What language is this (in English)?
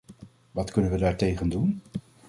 Dutch